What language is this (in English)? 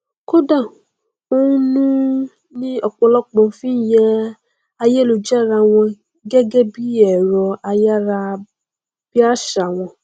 Yoruba